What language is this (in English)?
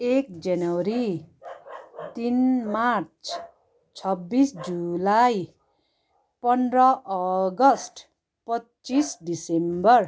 Nepali